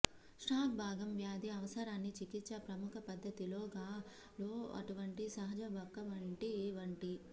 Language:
Telugu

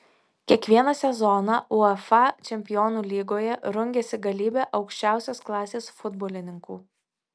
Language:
Lithuanian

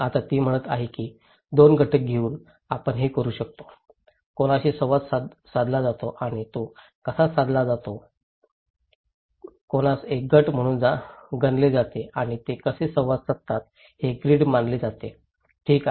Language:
Marathi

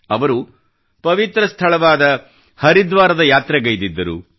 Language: Kannada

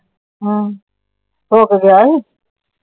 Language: Punjabi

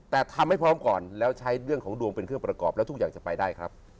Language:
Thai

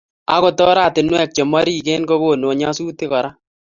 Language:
Kalenjin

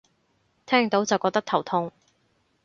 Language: Cantonese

